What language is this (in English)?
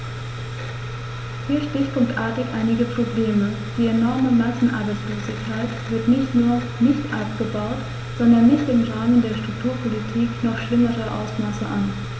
German